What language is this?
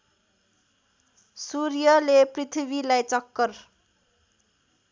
Nepali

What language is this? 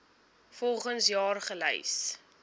Afrikaans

